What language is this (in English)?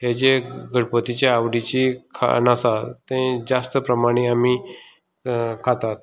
Konkani